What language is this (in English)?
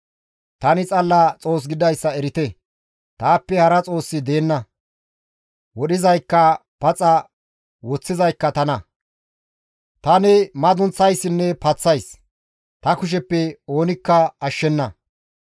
Gamo